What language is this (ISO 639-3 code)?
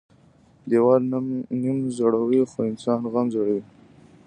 pus